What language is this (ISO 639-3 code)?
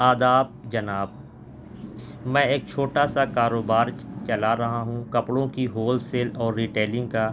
urd